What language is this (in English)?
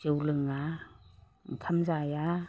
Bodo